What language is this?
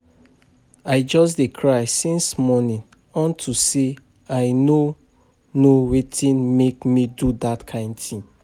Nigerian Pidgin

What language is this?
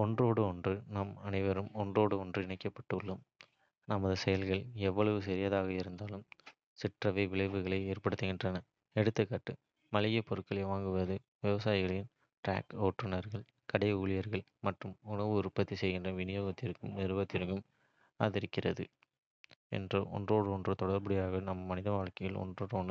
Kota (India)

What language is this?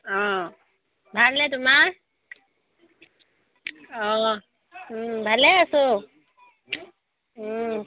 Assamese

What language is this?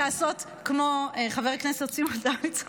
Hebrew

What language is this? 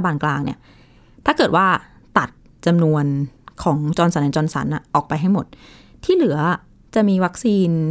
Thai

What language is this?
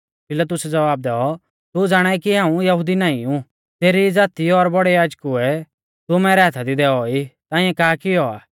Mahasu Pahari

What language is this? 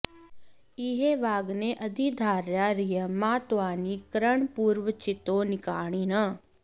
Sanskrit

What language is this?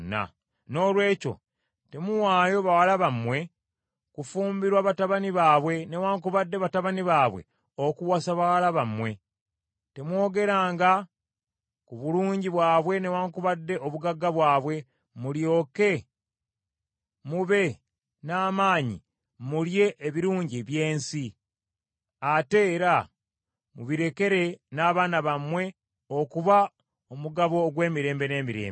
Ganda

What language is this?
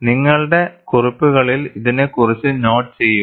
Malayalam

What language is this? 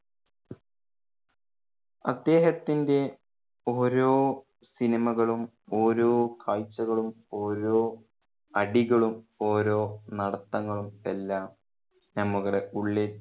Malayalam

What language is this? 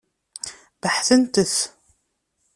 Kabyle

